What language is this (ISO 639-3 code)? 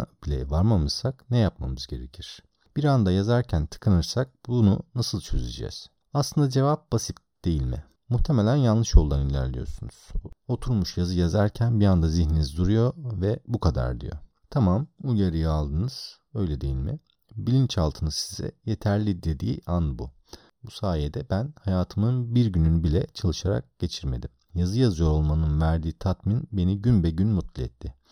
tur